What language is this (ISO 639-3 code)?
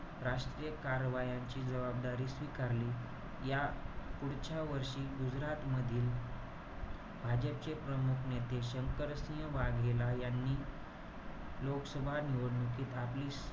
mar